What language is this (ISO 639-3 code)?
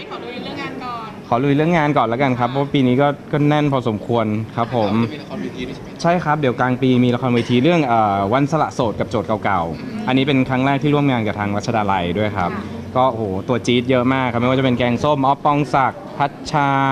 tha